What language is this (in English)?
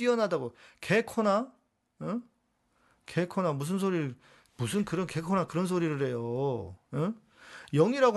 Korean